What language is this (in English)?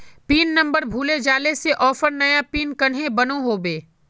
Magahi